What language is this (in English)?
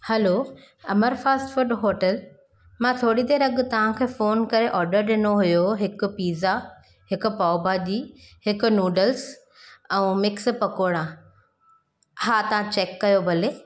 Sindhi